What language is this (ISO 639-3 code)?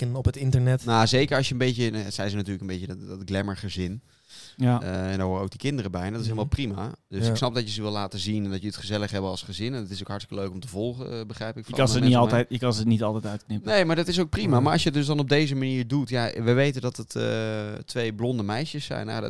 nld